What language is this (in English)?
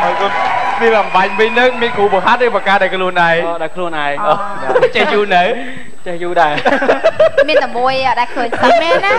Thai